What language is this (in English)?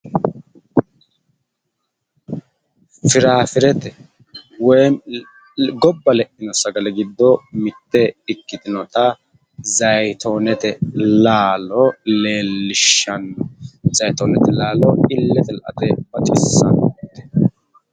Sidamo